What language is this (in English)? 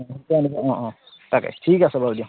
Assamese